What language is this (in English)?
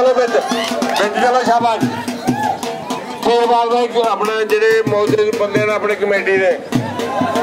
Punjabi